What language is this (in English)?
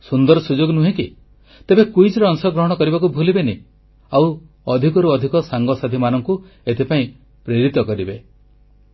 Odia